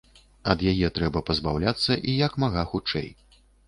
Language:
Belarusian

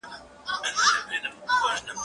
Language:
Pashto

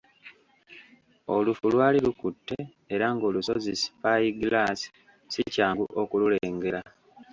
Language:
Ganda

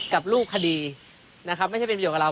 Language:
Thai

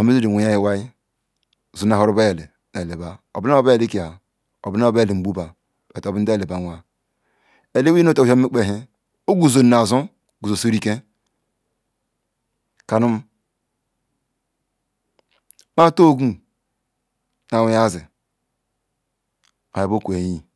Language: Ikwere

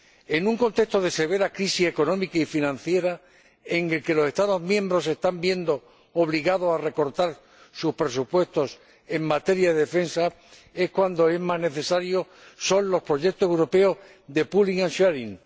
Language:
Spanish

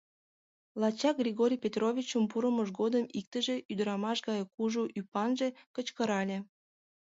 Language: Mari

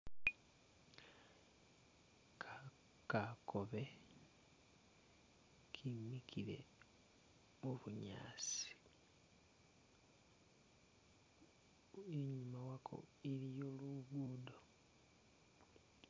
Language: Masaaba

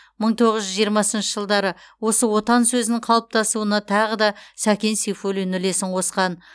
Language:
Kazakh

